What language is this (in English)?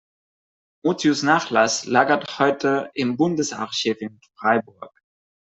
German